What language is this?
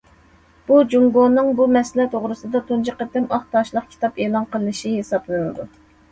Uyghur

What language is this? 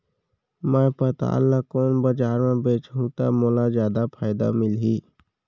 Chhattisgarhi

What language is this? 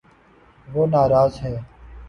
Urdu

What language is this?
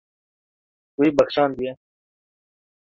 Kurdish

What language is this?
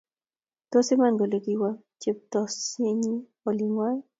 Kalenjin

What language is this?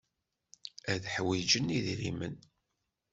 Kabyle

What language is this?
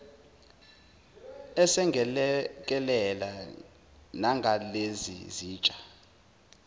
Zulu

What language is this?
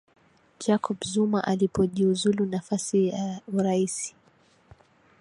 Swahili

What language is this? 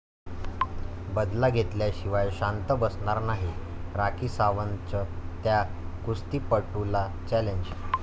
Marathi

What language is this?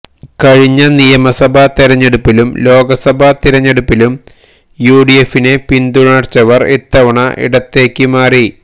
Malayalam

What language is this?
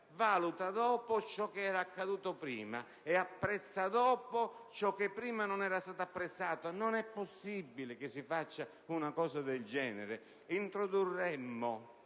Italian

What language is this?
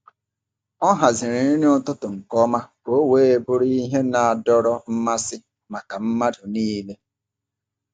Igbo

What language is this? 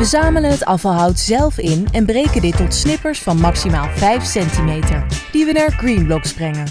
Dutch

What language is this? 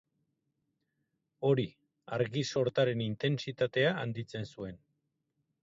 Basque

